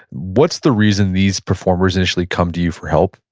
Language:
English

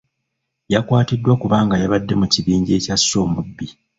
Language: Ganda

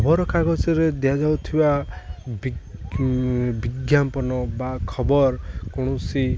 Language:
Odia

